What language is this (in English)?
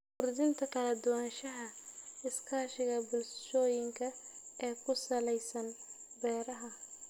Somali